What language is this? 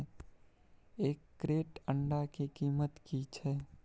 Maithili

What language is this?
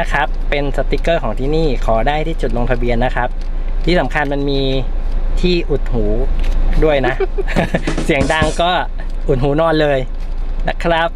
Thai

